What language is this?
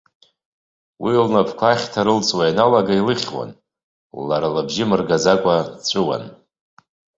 Abkhazian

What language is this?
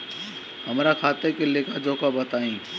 Bhojpuri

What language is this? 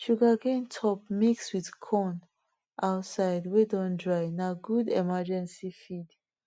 Nigerian Pidgin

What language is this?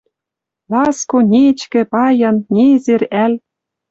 Western Mari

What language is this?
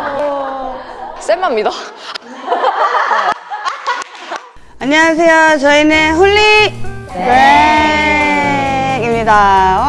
Korean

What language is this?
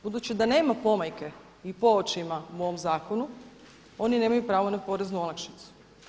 Croatian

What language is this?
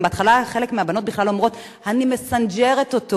Hebrew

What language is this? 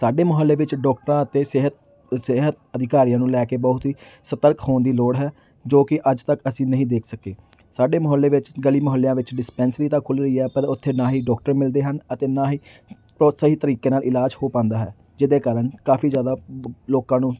Punjabi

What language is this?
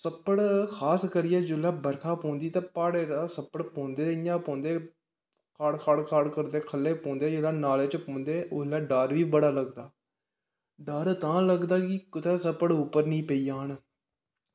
Dogri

